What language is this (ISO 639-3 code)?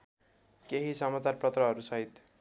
nep